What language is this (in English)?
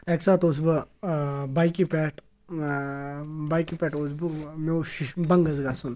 Kashmiri